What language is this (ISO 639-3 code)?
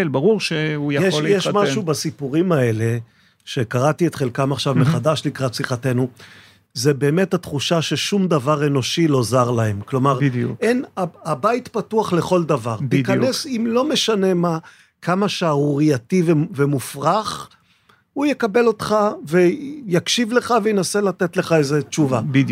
heb